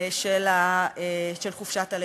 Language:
Hebrew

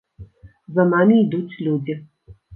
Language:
Belarusian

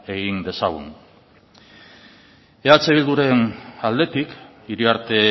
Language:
Basque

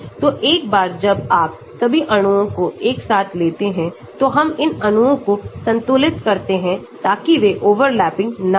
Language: Hindi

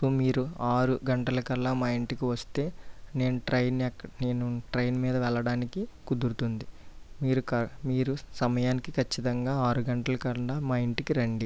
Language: Telugu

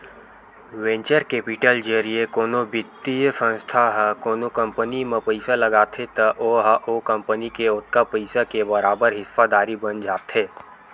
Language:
Chhattisgarhi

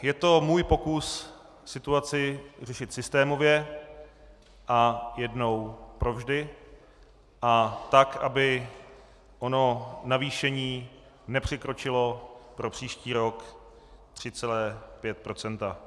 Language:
Czech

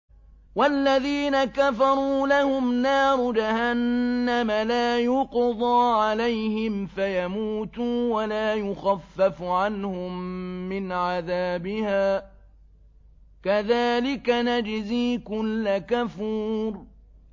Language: Arabic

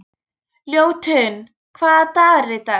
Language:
Icelandic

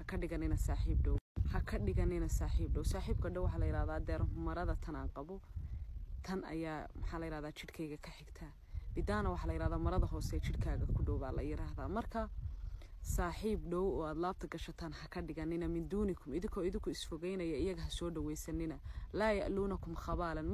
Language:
Arabic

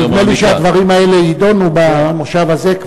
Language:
Hebrew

